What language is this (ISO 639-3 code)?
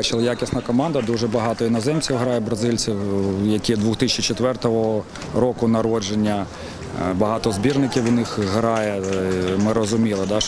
ukr